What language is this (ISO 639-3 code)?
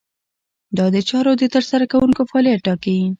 pus